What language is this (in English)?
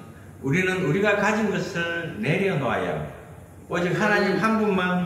Korean